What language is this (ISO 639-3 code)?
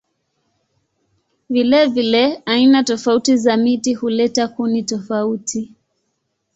swa